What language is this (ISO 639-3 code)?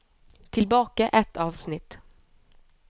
nor